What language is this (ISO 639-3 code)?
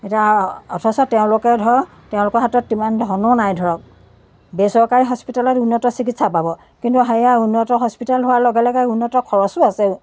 asm